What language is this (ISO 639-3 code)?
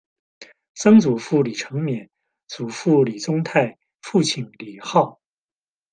zho